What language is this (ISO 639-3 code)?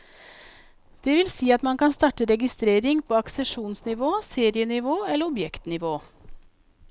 nor